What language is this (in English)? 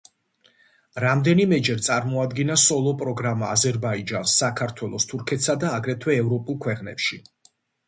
Georgian